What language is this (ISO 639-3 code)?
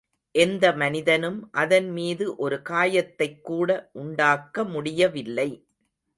tam